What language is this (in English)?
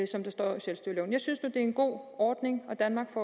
Danish